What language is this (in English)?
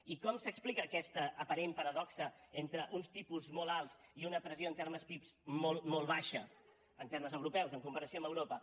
Catalan